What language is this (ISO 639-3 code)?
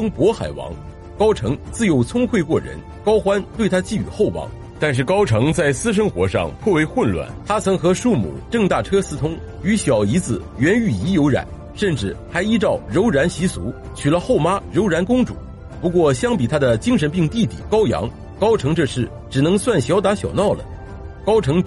zho